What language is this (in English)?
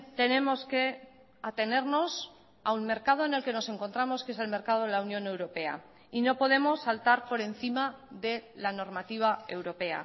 Spanish